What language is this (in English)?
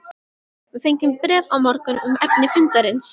Icelandic